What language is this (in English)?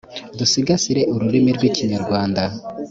Kinyarwanda